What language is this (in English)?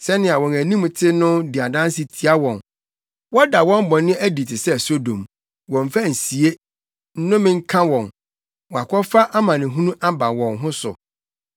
Akan